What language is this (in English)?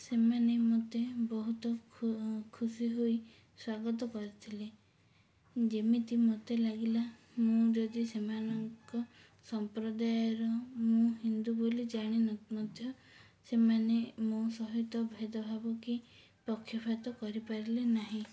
Odia